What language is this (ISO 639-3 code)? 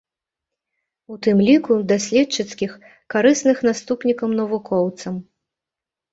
bel